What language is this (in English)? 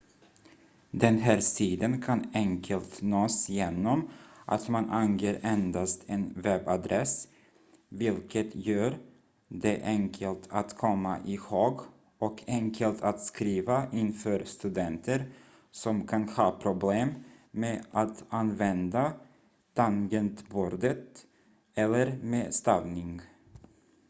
Swedish